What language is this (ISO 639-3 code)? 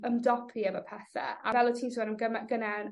cym